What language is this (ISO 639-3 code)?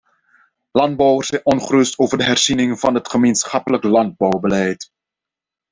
nld